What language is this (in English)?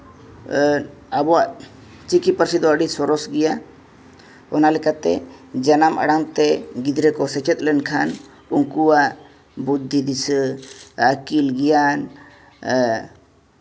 Santali